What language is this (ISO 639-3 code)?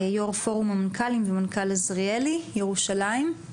heb